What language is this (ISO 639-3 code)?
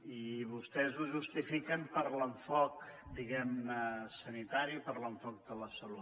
cat